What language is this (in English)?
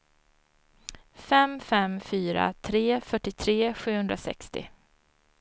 Swedish